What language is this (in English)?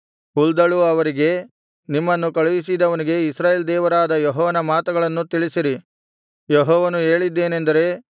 Kannada